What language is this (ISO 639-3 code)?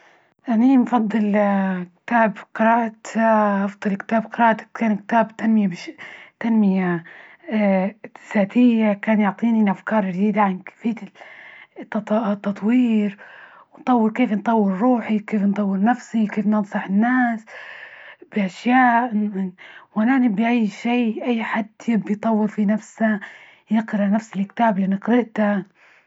ayl